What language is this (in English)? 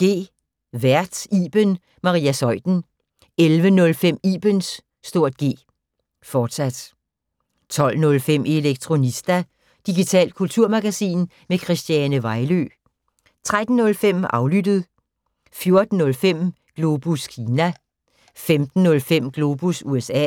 Danish